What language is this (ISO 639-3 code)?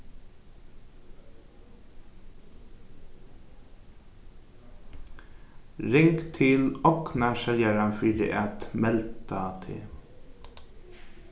fao